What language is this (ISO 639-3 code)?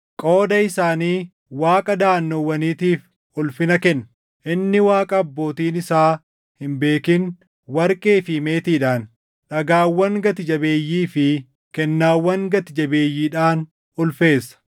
orm